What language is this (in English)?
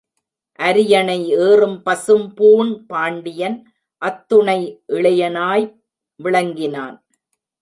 Tamil